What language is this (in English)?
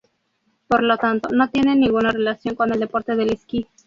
Spanish